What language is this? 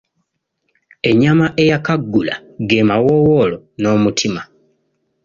Ganda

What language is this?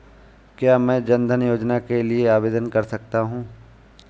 Hindi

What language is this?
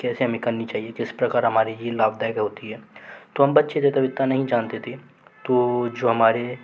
Hindi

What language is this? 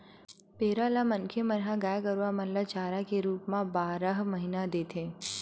Chhattisgarhi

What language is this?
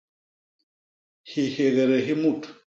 Basaa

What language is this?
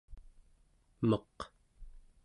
Central Yupik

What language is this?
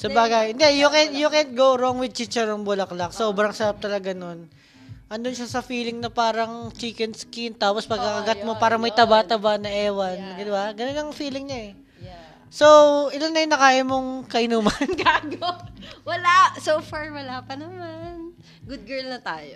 Filipino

